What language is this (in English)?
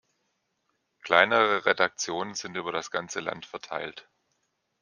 German